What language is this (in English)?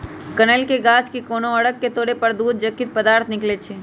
Magahi